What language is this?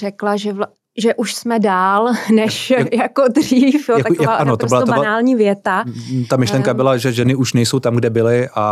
Czech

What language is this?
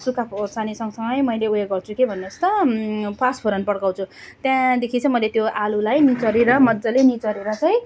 Nepali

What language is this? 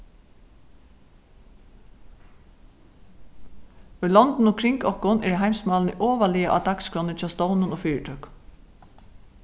Faroese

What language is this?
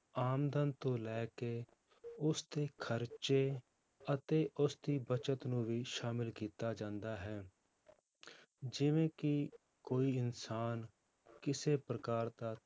Punjabi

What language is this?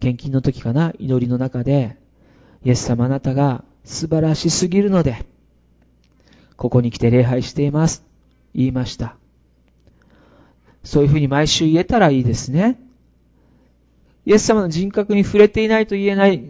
Japanese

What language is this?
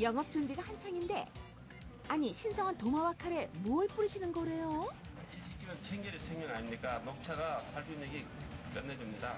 Korean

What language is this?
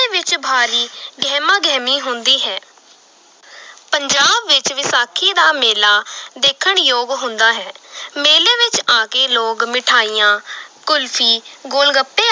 Punjabi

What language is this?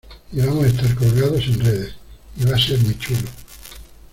Spanish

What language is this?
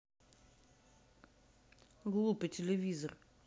Russian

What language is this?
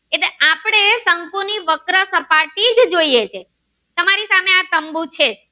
Gujarati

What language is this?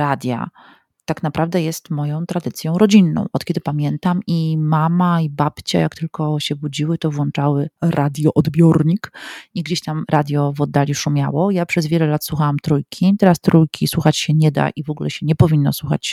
Polish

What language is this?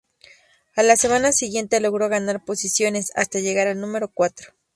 Spanish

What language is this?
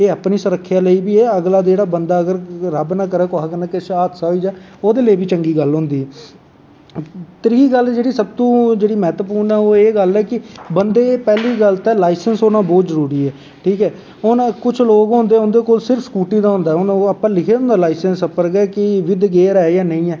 Dogri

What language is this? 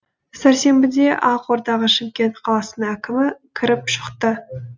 Kazakh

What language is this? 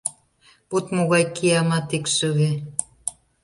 Mari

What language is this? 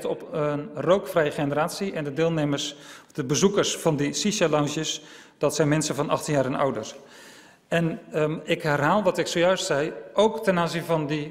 Dutch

